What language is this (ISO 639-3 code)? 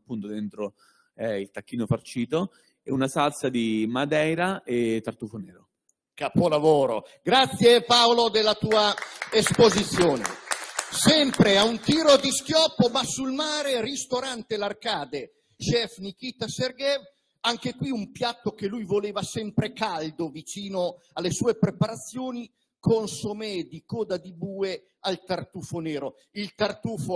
ita